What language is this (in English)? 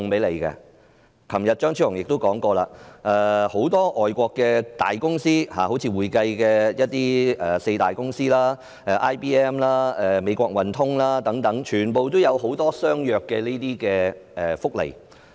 Cantonese